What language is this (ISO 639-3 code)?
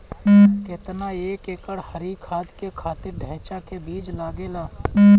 bho